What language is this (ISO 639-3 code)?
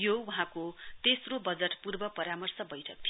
nep